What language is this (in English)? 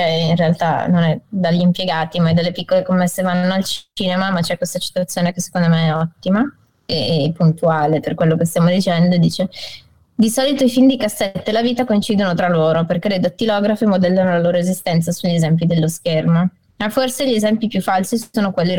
Italian